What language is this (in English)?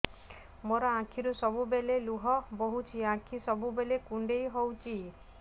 Odia